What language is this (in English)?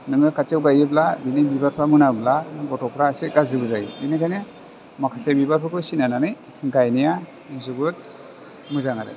Bodo